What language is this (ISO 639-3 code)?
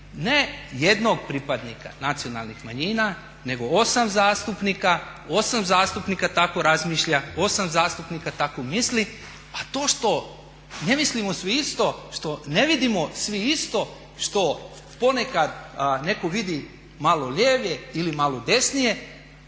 hrv